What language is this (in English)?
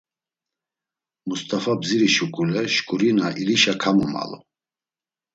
Laz